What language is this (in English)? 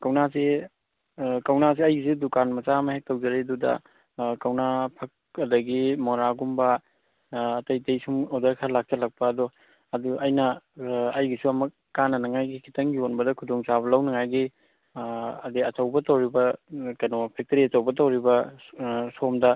Manipuri